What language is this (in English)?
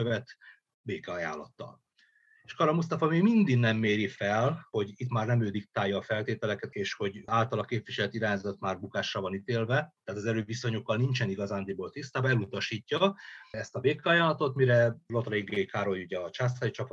Hungarian